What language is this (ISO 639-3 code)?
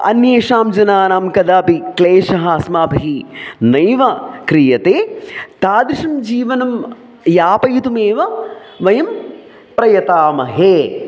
san